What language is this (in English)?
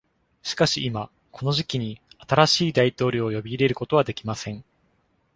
Japanese